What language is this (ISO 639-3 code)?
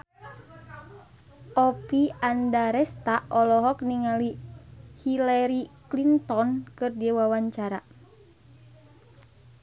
sun